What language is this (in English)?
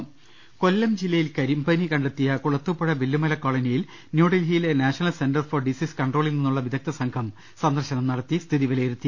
Malayalam